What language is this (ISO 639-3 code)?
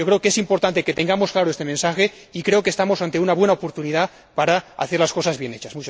spa